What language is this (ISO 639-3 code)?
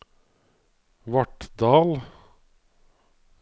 nor